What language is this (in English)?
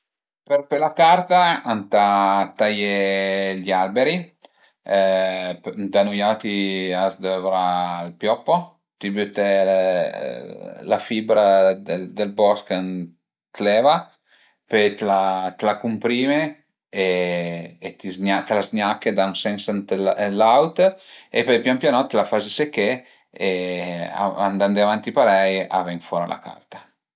Piedmontese